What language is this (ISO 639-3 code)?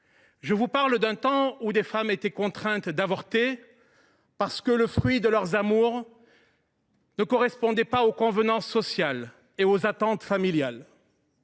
fra